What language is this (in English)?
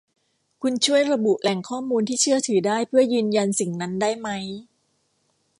Thai